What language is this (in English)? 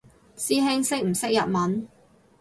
Cantonese